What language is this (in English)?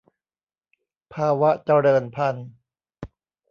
Thai